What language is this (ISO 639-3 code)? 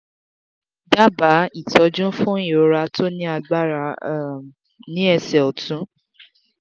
yor